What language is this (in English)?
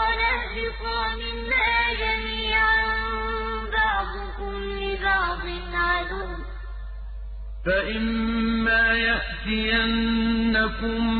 Arabic